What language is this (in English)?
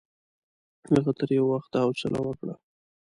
Pashto